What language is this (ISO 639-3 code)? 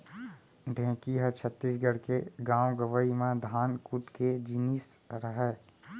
hne